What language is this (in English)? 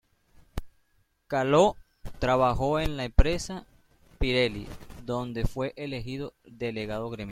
Spanish